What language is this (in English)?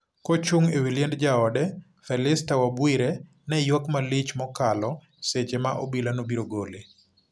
Luo (Kenya and Tanzania)